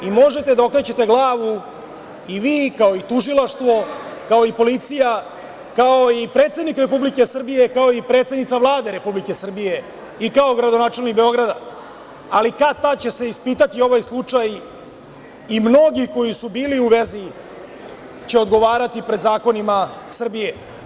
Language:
Serbian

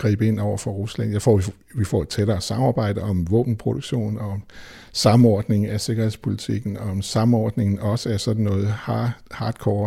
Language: Danish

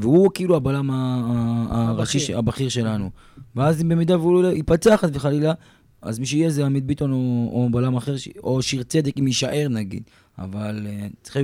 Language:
Hebrew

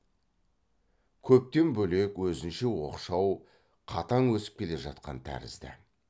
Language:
Kazakh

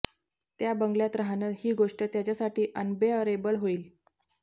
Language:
Marathi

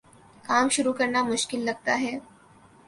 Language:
Urdu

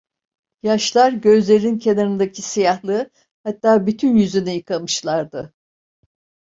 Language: Turkish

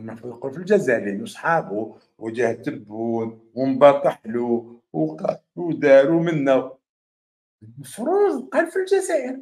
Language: Arabic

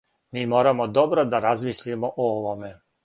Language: Serbian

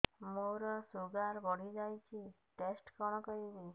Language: Odia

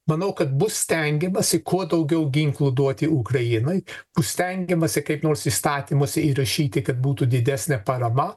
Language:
Lithuanian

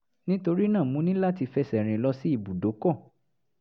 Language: Yoruba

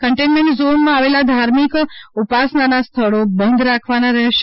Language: Gujarati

